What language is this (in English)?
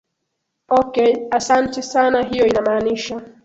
Swahili